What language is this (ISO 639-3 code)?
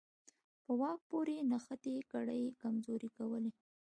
pus